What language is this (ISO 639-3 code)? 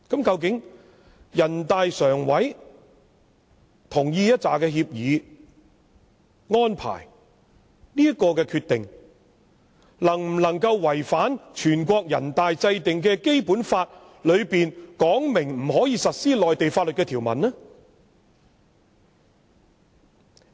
yue